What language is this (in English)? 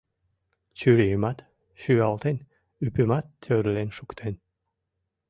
Mari